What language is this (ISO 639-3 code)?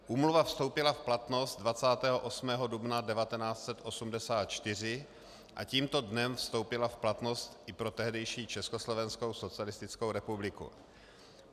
ces